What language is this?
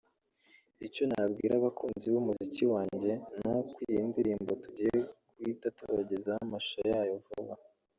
Kinyarwanda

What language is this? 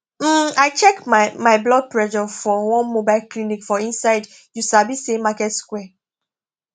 Nigerian Pidgin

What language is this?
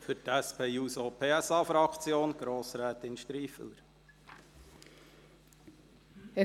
Swiss German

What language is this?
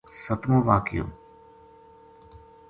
Gujari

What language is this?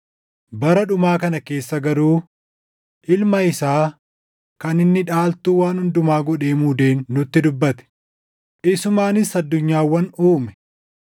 Oromo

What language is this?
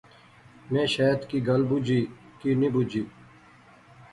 Pahari-Potwari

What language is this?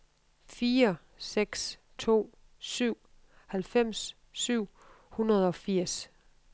Danish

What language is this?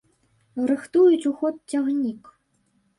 Belarusian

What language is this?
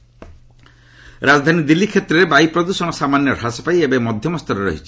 Odia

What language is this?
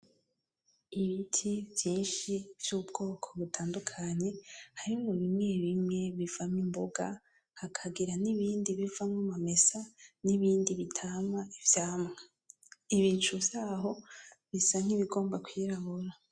Rundi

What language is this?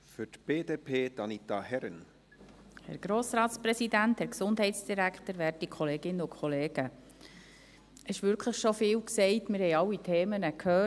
Swiss German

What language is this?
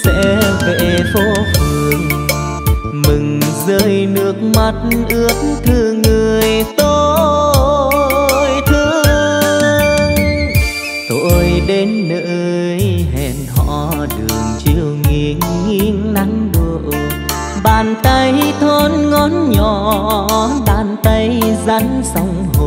Vietnamese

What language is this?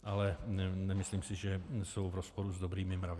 Czech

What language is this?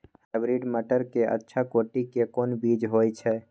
Maithili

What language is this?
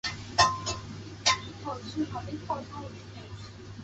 Chinese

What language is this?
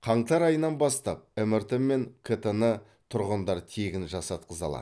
Kazakh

